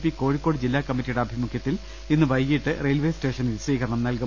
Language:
Malayalam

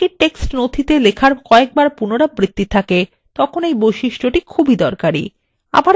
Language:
Bangla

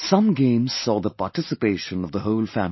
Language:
English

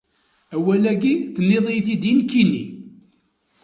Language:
Kabyle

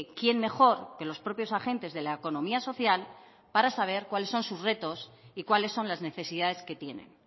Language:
Spanish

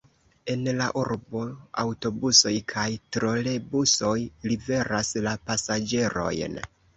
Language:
Esperanto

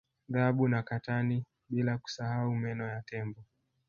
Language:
Swahili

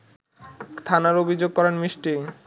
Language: Bangla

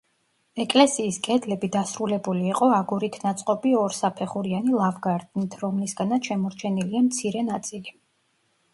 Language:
Georgian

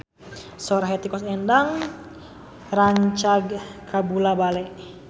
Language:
Sundanese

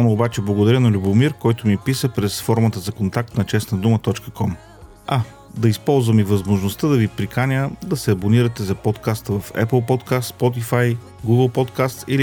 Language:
Bulgarian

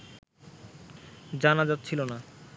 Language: Bangla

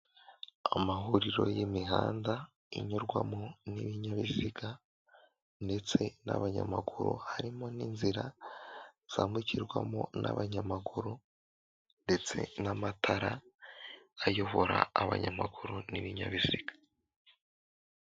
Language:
Kinyarwanda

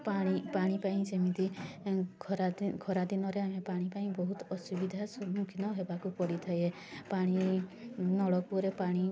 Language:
Odia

